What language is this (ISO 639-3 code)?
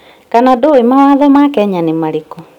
kik